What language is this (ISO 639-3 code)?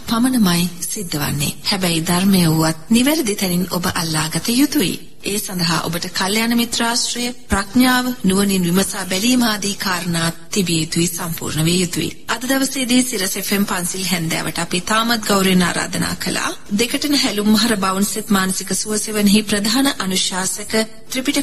ara